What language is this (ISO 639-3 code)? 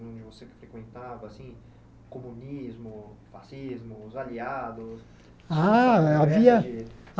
por